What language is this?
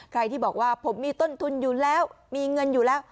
Thai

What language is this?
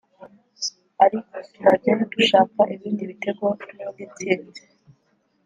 Kinyarwanda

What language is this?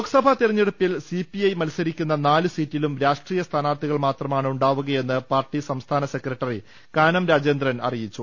Malayalam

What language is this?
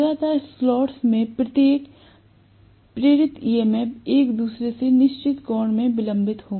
Hindi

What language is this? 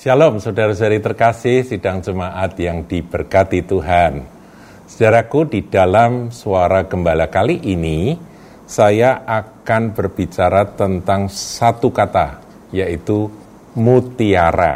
Indonesian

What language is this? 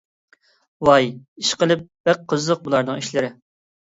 Uyghur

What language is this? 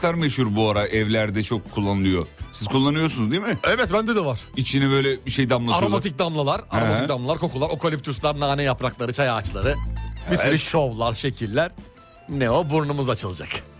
Turkish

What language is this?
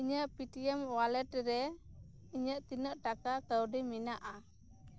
Santali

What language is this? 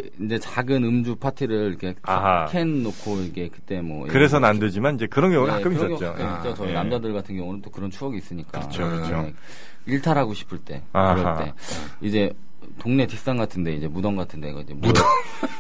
Korean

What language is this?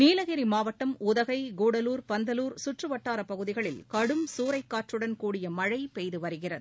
Tamil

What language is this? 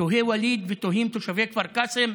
Hebrew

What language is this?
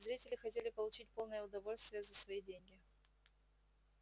Russian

